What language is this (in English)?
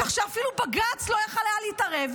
Hebrew